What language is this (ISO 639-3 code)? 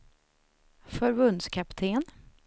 swe